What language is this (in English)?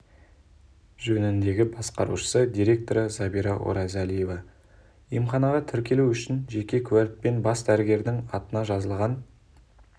Kazakh